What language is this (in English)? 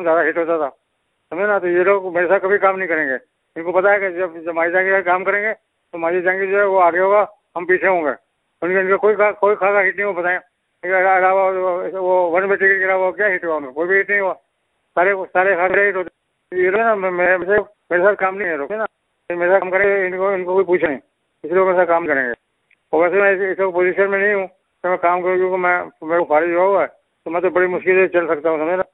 Urdu